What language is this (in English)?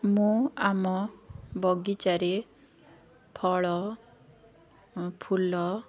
Odia